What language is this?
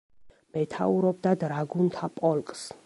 Georgian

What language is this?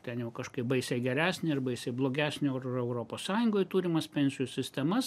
Lithuanian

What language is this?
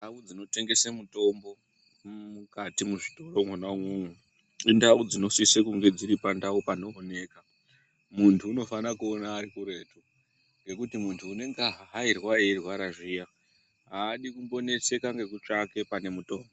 Ndau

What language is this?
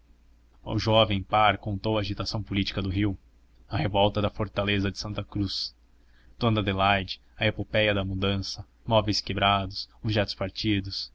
Portuguese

